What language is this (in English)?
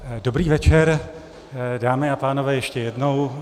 Czech